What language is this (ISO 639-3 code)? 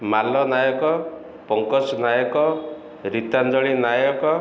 ori